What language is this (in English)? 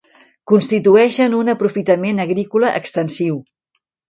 Catalan